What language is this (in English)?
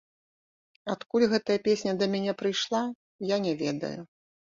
Belarusian